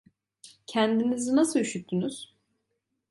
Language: Turkish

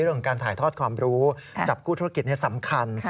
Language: Thai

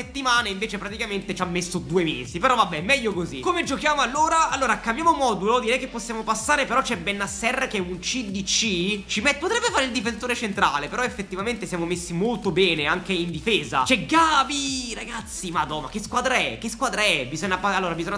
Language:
Italian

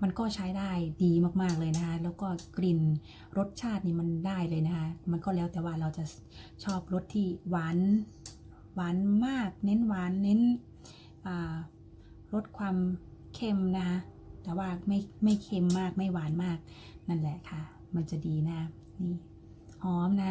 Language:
Thai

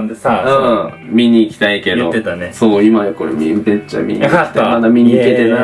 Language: Japanese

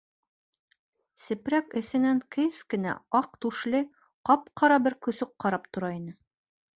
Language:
Bashkir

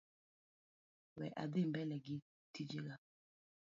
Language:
Luo (Kenya and Tanzania)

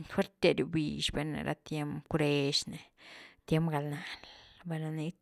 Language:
Güilá Zapotec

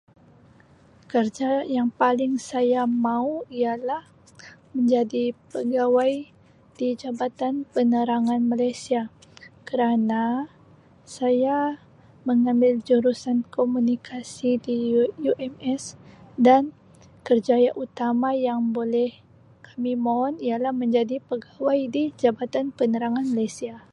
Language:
Sabah Malay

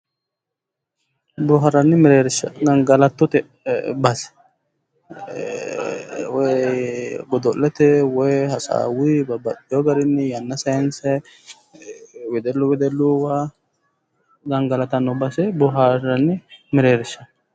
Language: Sidamo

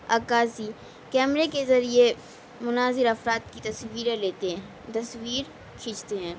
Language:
Urdu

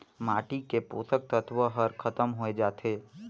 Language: Chhattisgarhi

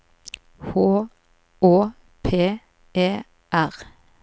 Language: Norwegian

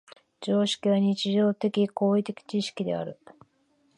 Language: Japanese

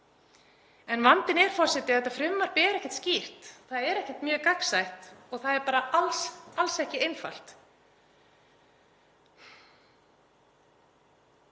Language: Icelandic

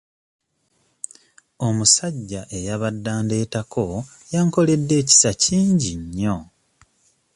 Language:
Ganda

